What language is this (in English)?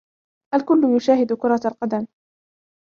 Arabic